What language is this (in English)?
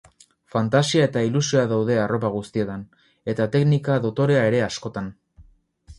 Basque